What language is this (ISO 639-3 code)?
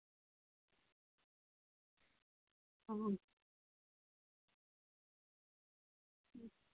sat